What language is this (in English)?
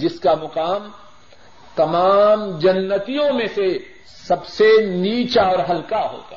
Urdu